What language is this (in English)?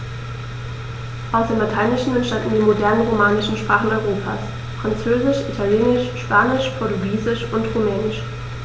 German